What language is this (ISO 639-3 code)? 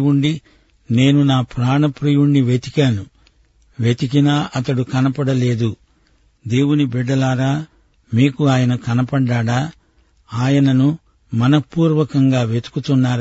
tel